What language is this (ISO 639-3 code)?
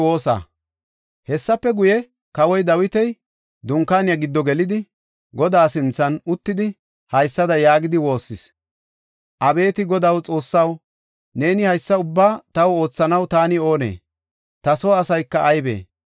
gof